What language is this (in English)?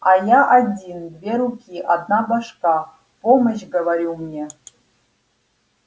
Russian